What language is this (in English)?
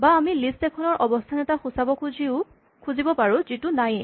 Assamese